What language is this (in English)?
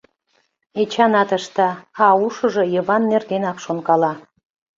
Mari